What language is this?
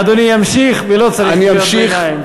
Hebrew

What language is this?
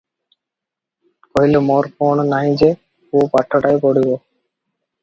Odia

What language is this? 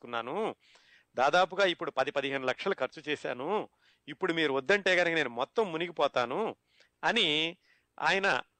Telugu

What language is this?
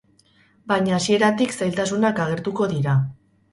Basque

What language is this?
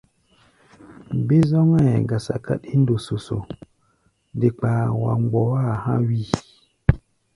Gbaya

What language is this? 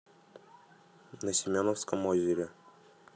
Russian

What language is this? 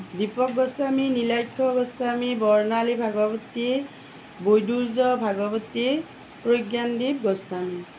Assamese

